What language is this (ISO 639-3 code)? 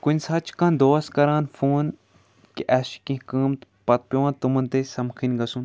kas